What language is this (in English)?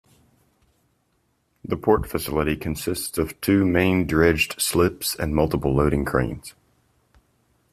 English